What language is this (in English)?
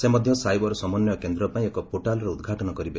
Odia